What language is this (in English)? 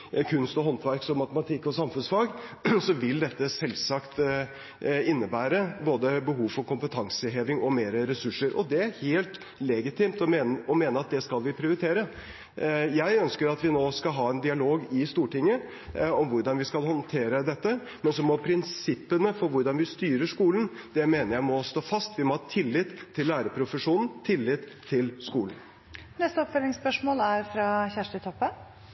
Norwegian